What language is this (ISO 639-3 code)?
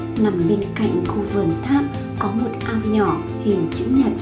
vie